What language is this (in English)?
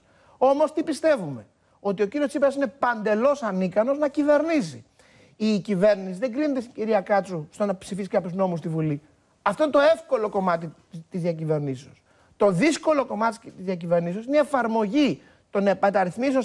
Greek